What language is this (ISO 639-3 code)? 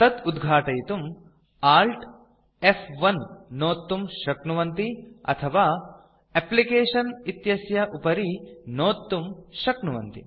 san